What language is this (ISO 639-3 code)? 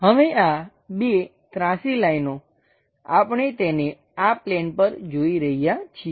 guj